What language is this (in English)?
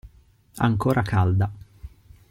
Italian